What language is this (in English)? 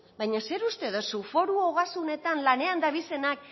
Basque